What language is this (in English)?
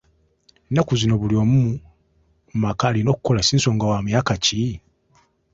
Ganda